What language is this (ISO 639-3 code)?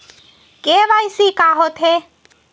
hne